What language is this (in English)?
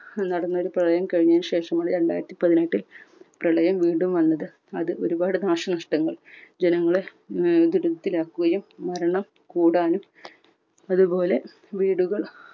Malayalam